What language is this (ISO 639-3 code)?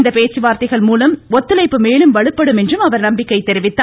tam